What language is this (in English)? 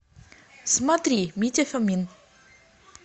Russian